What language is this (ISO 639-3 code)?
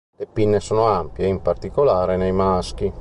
ita